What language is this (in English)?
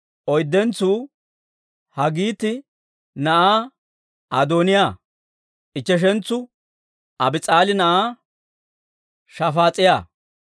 Dawro